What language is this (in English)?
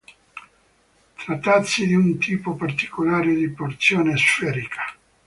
Italian